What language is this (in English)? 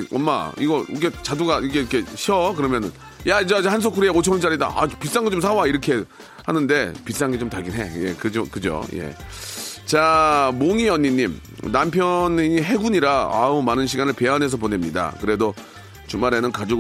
Korean